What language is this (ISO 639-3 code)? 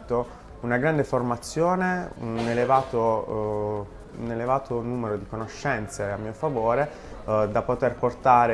ita